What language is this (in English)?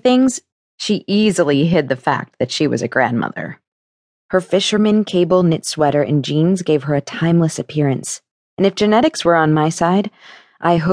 English